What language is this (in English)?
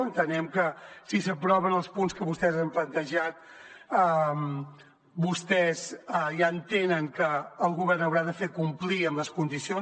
Catalan